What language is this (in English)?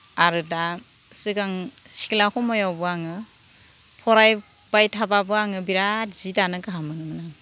Bodo